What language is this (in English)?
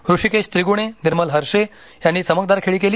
Marathi